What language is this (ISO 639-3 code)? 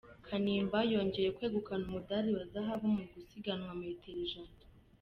kin